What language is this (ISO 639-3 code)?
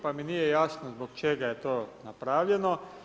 hrv